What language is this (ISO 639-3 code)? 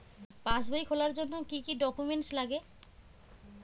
ben